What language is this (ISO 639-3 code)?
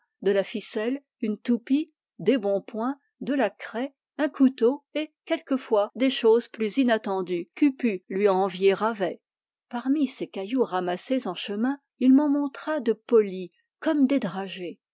fra